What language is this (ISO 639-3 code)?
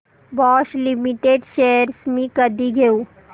mar